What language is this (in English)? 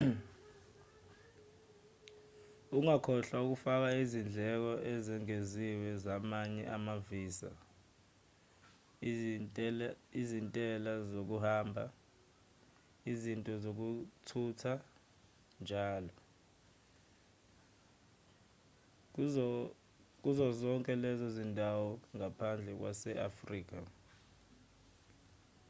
Zulu